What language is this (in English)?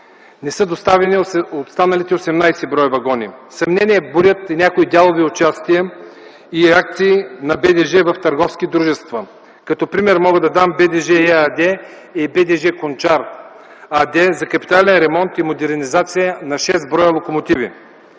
Bulgarian